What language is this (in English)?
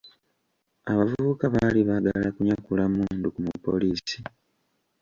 Ganda